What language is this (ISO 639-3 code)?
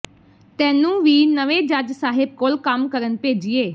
pan